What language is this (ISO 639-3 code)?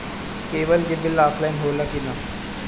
bho